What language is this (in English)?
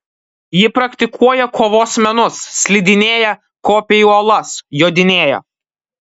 Lithuanian